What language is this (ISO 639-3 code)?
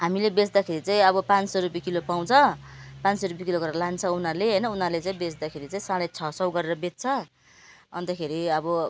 nep